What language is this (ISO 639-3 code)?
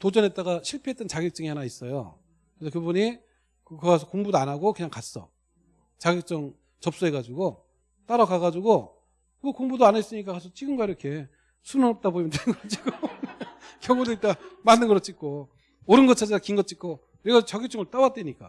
kor